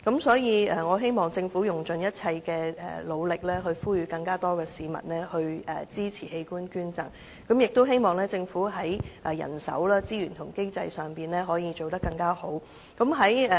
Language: Cantonese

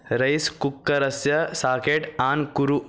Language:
Sanskrit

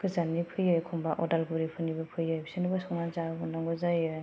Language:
Bodo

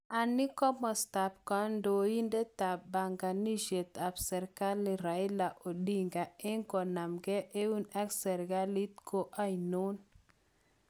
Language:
Kalenjin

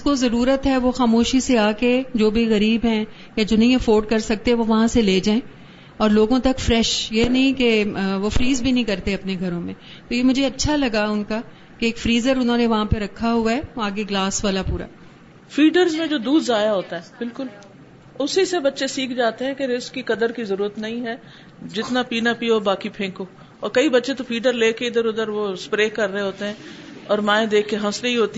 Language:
Urdu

